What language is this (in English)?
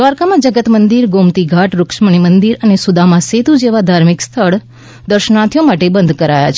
Gujarati